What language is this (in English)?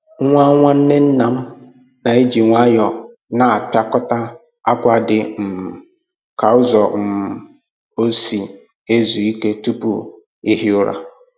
Igbo